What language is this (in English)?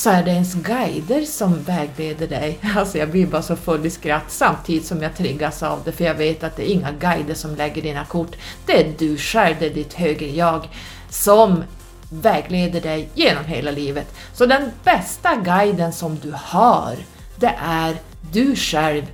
Swedish